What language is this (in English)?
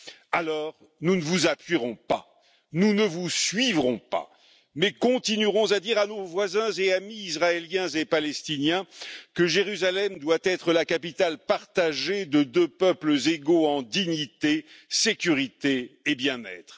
French